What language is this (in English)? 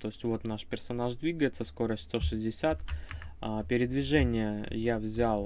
Russian